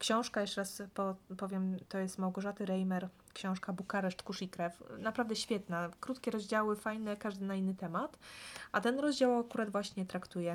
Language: Polish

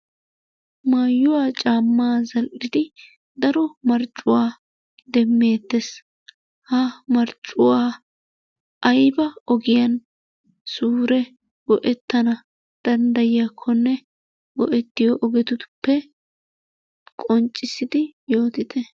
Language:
Wolaytta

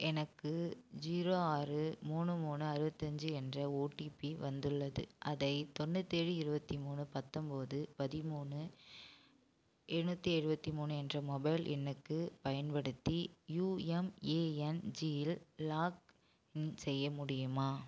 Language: Tamil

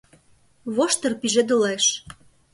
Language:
Mari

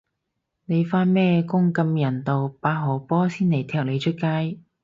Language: Cantonese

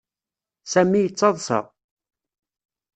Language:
Kabyle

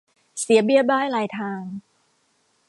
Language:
Thai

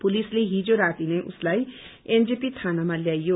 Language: Nepali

